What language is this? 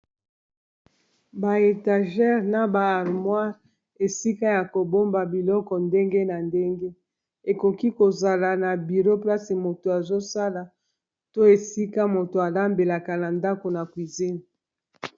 Lingala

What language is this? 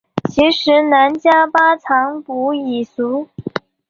Chinese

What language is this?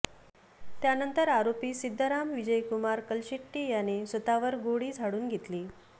Marathi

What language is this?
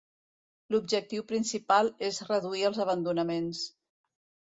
Catalan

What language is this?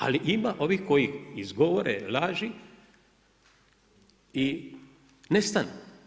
Croatian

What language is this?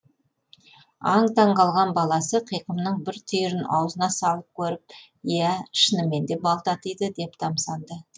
Kazakh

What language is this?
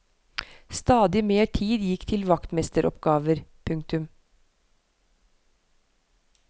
Norwegian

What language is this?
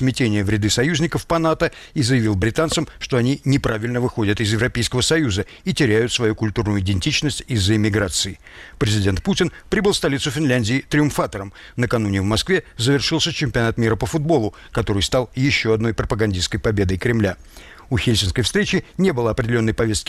Russian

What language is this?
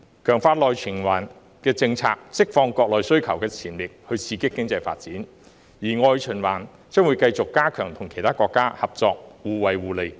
Cantonese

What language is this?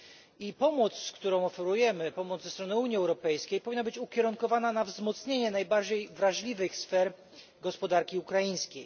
Polish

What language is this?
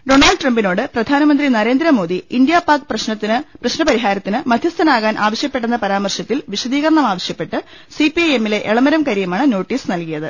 Malayalam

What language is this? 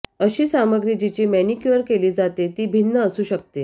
Marathi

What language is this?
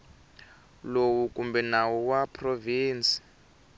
Tsonga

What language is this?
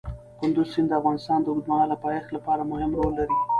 Pashto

